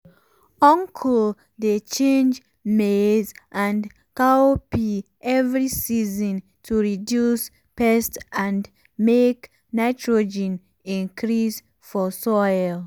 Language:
Nigerian Pidgin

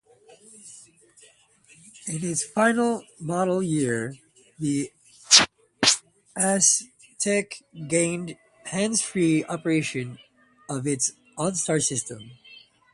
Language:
English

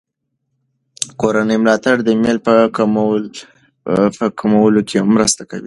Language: Pashto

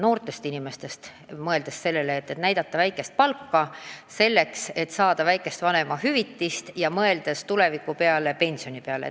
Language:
Estonian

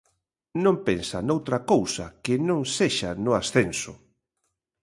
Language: Galician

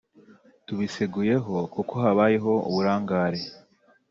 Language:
Kinyarwanda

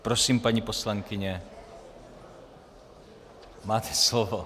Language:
Czech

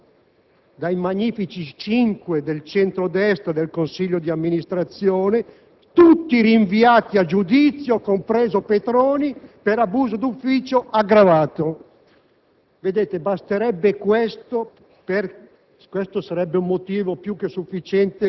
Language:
Italian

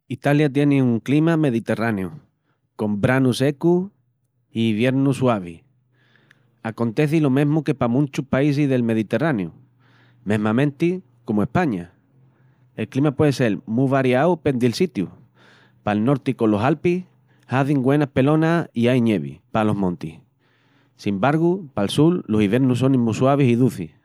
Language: Extremaduran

